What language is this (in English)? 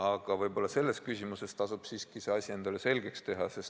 Estonian